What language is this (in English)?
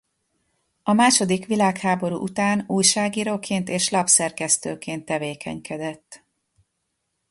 Hungarian